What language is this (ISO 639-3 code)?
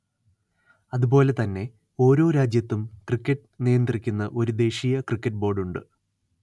mal